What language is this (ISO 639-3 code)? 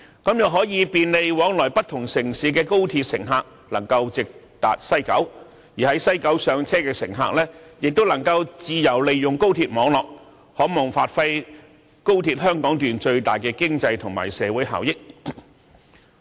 yue